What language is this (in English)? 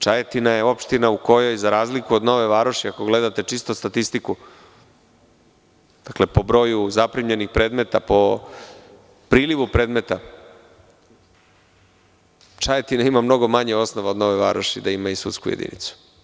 Serbian